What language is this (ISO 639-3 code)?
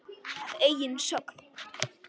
isl